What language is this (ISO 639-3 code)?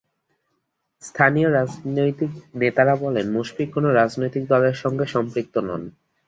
ben